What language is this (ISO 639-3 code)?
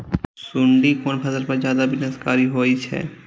mai